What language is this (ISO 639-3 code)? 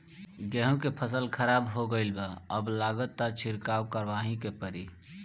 bho